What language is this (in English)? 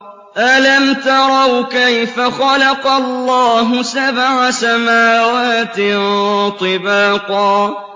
Arabic